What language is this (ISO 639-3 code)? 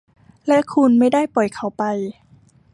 tha